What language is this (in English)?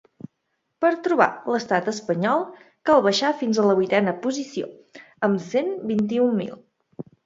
Catalan